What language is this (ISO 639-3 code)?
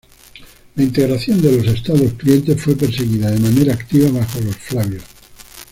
spa